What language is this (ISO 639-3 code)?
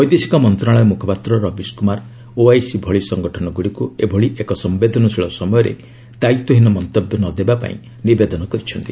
ori